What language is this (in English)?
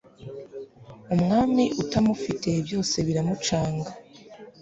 Kinyarwanda